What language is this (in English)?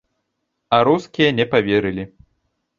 Belarusian